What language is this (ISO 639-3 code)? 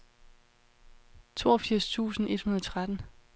dan